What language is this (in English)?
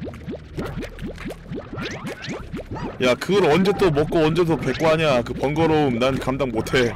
Korean